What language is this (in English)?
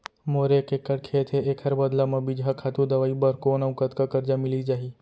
Chhattisgarhi